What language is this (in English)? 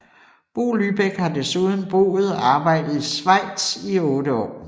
Danish